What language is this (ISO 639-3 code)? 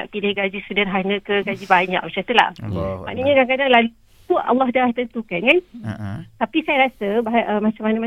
msa